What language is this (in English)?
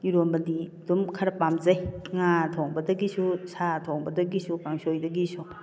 Manipuri